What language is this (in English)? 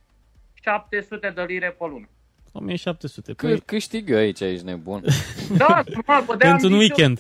Romanian